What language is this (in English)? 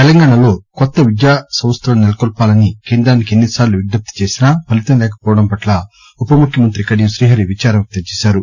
Telugu